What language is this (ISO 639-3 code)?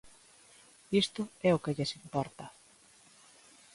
glg